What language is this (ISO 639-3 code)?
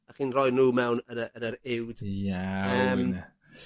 cym